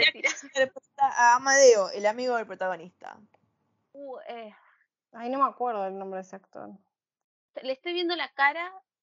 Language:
Spanish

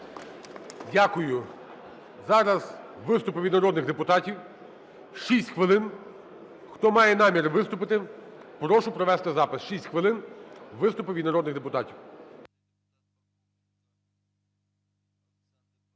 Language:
Ukrainian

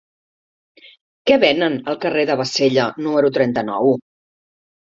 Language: Catalan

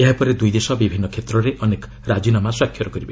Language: Odia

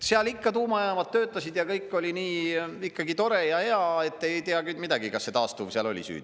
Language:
Estonian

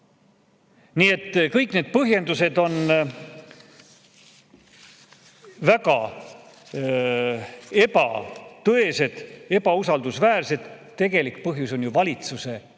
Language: Estonian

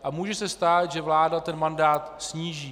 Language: Czech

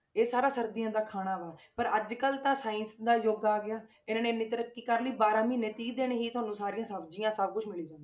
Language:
Punjabi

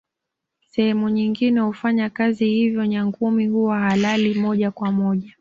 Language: Swahili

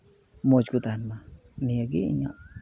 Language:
Santali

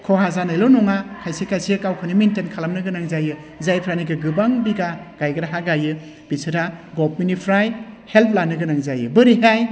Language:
Bodo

